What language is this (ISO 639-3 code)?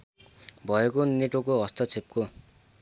nep